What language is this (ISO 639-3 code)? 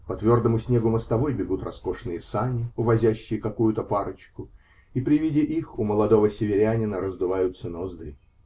rus